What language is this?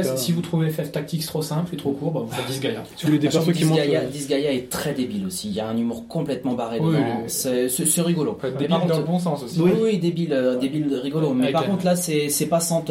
French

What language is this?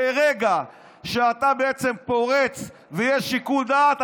Hebrew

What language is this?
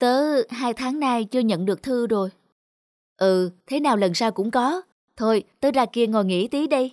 Vietnamese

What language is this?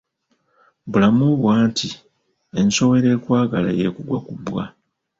Ganda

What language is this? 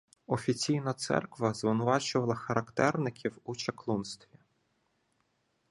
Ukrainian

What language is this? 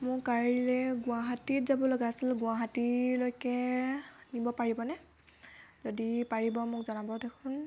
Assamese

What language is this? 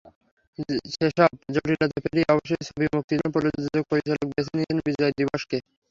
Bangla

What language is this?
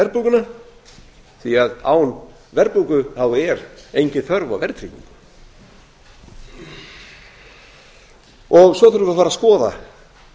Icelandic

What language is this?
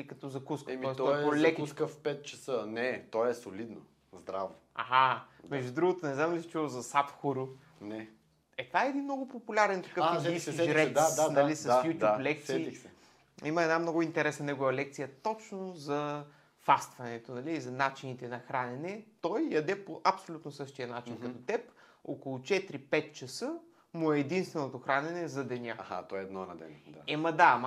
Bulgarian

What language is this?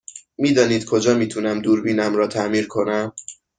Persian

